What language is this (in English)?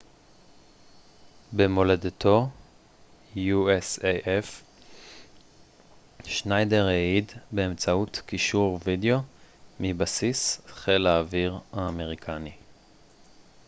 Hebrew